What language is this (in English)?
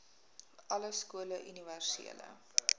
Afrikaans